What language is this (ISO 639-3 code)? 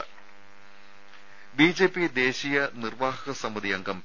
mal